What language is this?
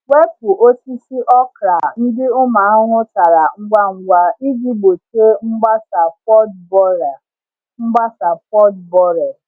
Igbo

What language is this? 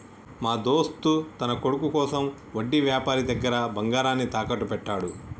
Telugu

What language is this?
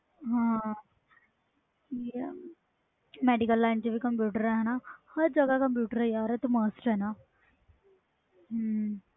Punjabi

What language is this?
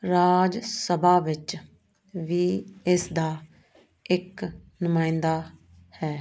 Punjabi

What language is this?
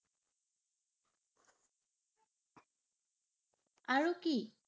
Assamese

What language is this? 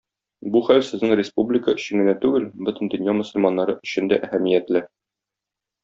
Tatar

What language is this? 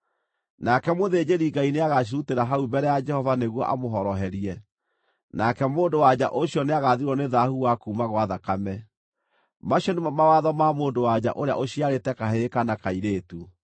Kikuyu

